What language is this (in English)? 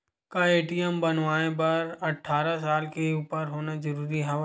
Chhattisgarhi